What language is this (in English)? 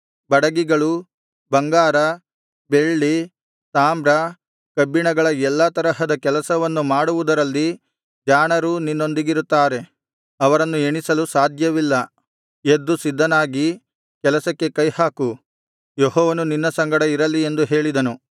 Kannada